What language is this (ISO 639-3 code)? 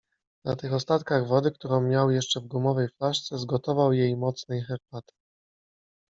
pol